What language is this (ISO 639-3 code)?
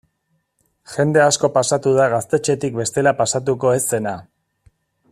eus